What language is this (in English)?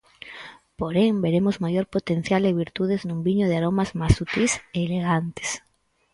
Galician